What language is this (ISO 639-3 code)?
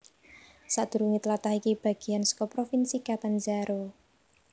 jav